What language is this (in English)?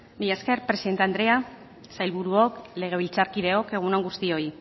Basque